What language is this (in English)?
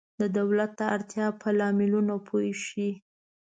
Pashto